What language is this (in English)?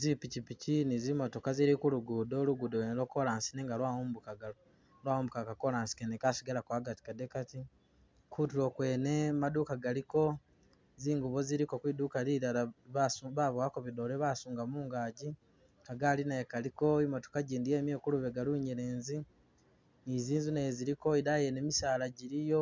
Masaaba